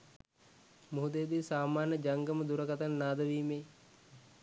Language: Sinhala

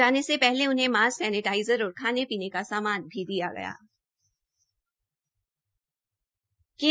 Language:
Hindi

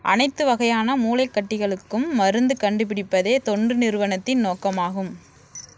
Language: Tamil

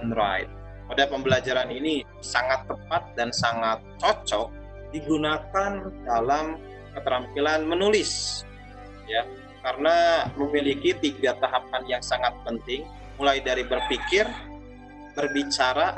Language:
Indonesian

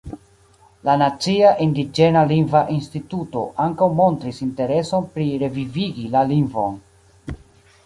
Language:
Esperanto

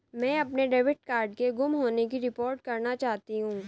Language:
Hindi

